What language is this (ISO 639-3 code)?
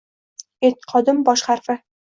uzb